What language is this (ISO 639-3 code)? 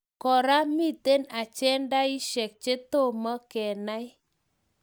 kln